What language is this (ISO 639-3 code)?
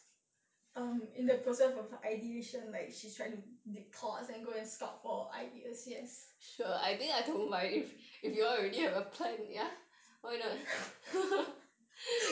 eng